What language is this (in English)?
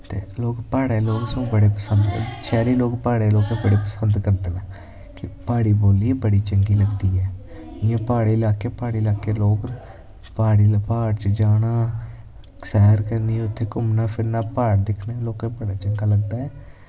Dogri